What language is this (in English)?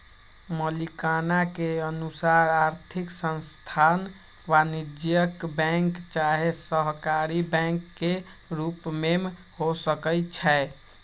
Magahi